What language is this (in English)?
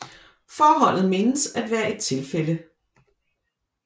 Danish